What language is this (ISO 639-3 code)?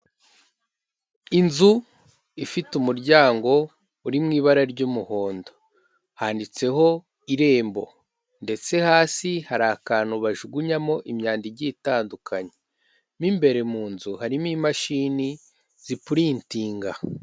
kin